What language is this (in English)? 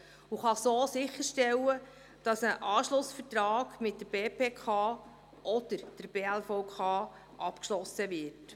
Swiss German